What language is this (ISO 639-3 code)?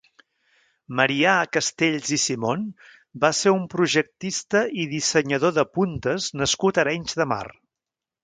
cat